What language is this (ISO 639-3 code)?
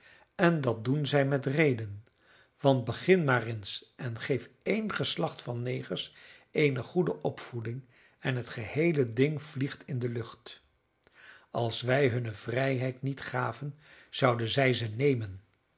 nld